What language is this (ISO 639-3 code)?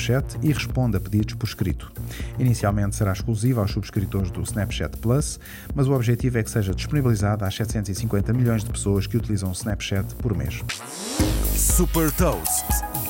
por